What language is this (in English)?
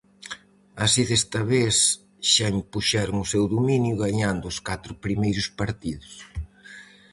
Galician